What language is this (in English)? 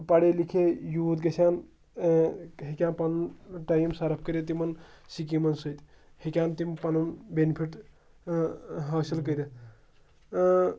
Kashmiri